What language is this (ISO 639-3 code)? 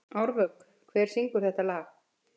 isl